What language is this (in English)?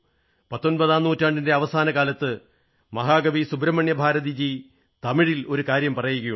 Malayalam